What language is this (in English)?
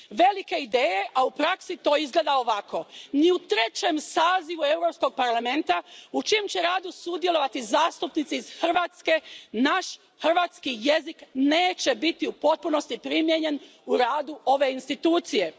Croatian